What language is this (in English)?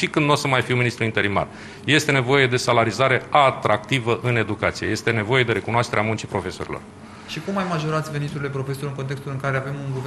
Romanian